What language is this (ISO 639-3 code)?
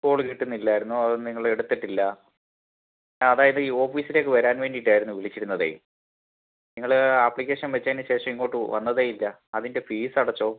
mal